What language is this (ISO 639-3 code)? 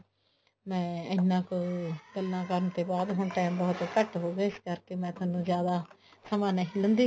pan